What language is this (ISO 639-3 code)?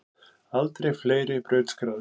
isl